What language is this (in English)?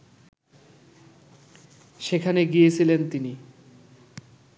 Bangla